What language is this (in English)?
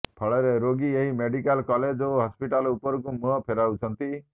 Odia